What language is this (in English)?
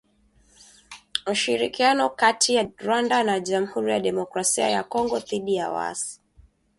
Swahili